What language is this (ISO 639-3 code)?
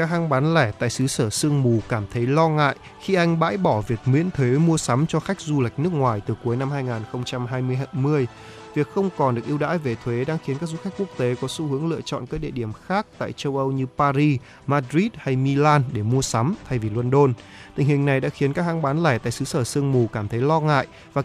vie